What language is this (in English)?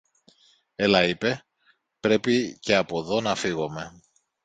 Greek